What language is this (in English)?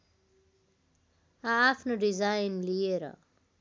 Nepali